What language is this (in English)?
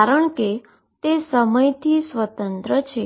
Gujarati